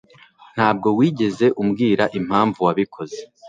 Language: Kinyarwanda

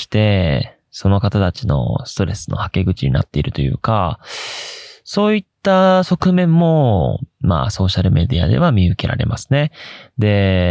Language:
Japanese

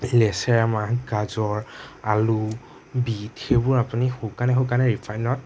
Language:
Assamese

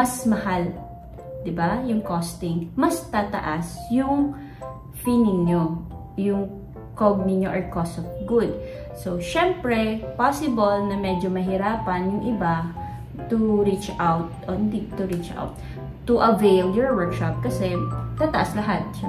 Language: Filipino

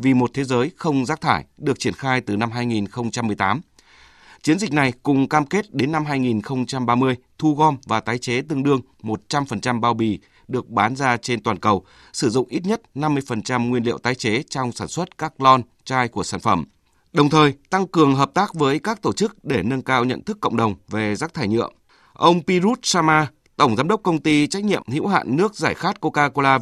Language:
Vietnamese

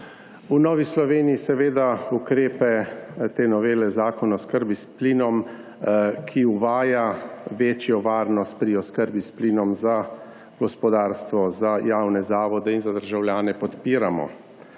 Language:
Slovenian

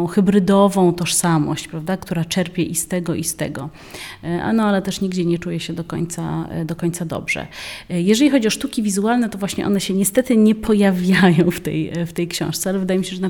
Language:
Polish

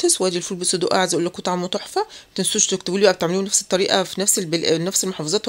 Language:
Arabic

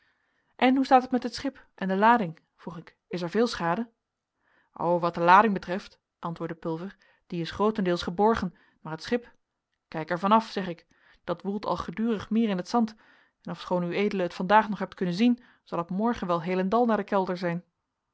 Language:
Dutch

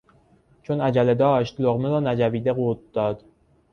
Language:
Persian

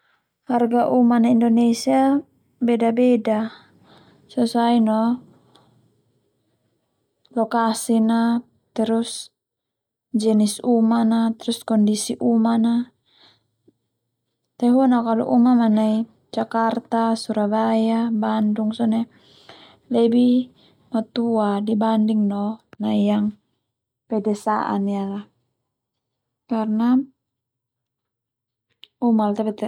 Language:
Termanu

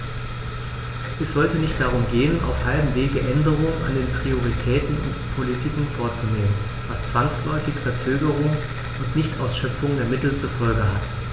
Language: German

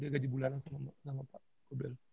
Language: Indonesian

